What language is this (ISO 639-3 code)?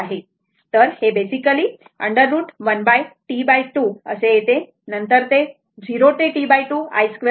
mar